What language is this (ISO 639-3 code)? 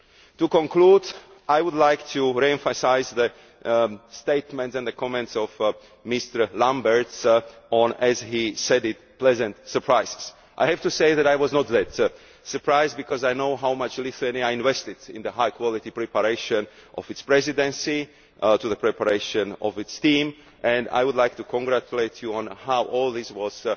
eng